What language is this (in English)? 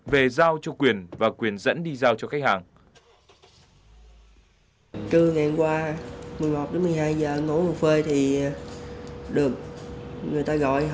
Vietnamese